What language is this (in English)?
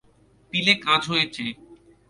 Bangla